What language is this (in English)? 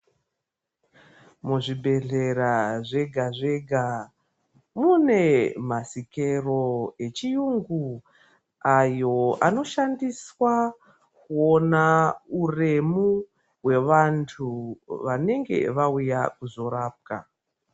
Ndau